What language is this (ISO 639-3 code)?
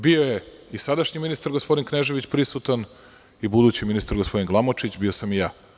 srp